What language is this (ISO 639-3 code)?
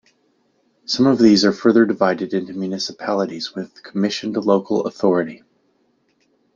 eng